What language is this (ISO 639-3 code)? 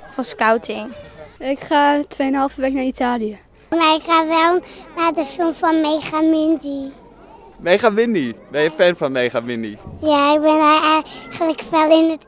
nld